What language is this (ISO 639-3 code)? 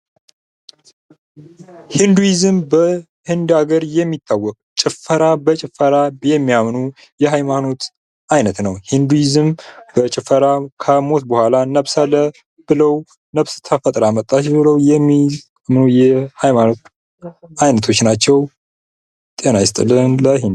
amh